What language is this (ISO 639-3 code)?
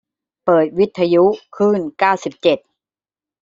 tha